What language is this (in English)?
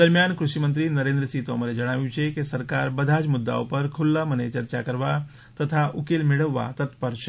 Gujarati